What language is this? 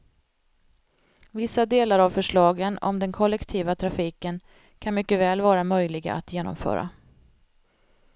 Swedish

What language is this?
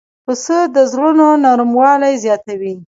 Pashto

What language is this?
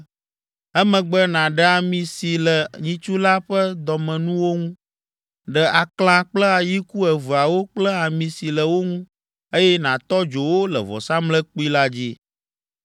Ewe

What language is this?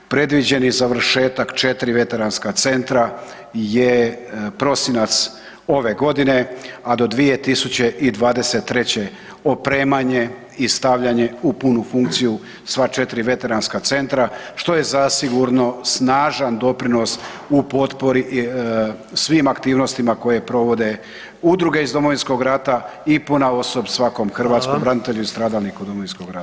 Croatian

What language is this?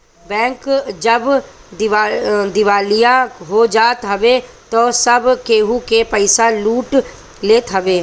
Bhojpuri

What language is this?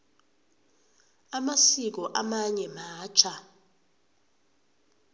South Ndebele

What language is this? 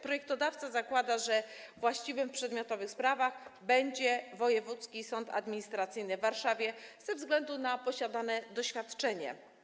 Polish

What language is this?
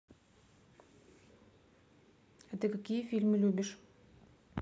Russian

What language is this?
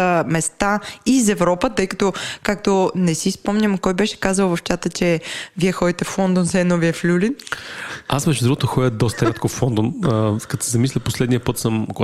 Bulgarian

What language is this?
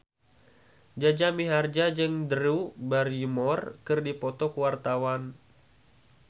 Sundanese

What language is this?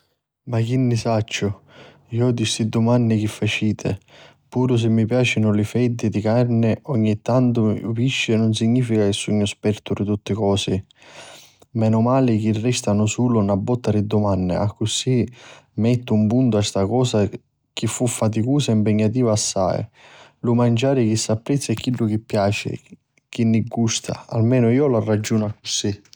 Sicilian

